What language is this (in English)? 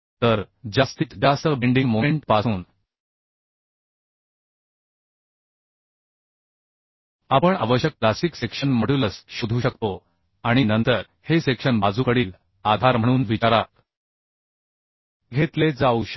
Marathi